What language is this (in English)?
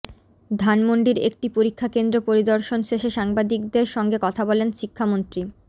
Bangla